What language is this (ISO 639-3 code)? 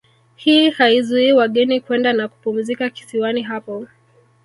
swa